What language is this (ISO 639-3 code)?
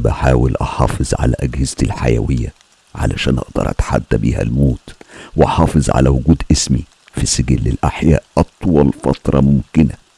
ara